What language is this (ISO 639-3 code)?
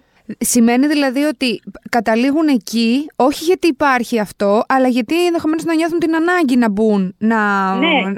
ell